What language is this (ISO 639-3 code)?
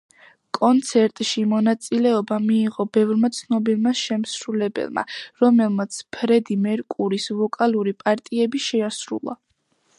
kat